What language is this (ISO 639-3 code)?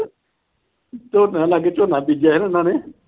pan